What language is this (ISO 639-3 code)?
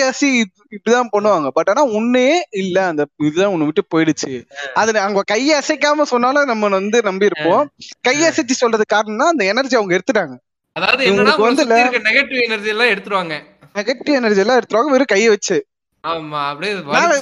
tam